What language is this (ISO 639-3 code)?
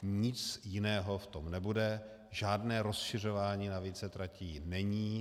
ces